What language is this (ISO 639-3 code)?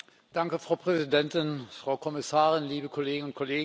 deu